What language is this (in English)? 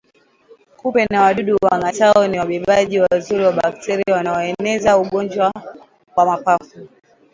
Swahili